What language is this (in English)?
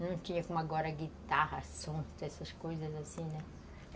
Portuguese